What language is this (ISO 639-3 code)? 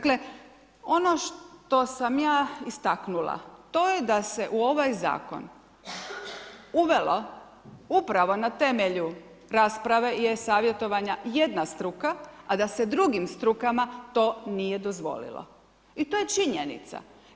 hrv